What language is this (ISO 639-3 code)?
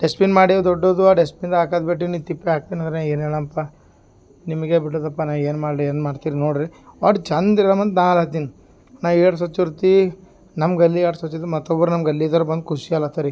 kan